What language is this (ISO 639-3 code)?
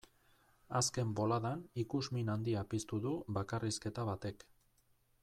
eus